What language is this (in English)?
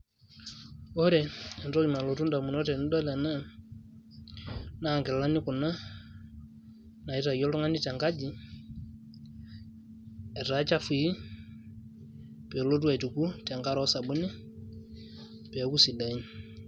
Masai